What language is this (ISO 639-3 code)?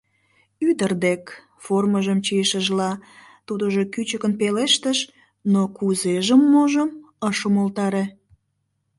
chm